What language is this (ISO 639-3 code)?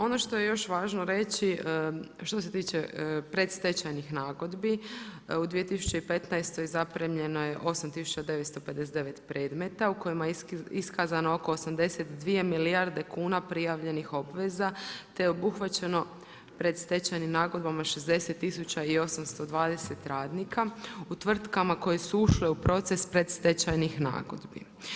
hrv